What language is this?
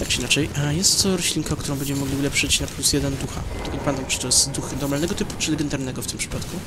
Polish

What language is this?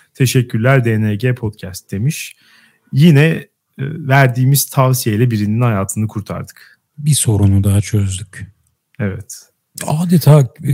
Turkish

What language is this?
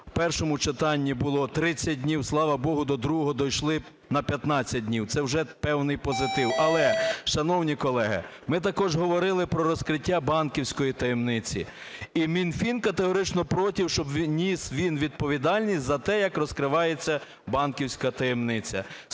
Ukrainian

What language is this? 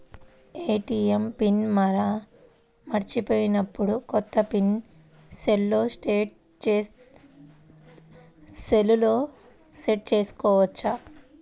Telugu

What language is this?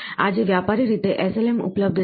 Gujarati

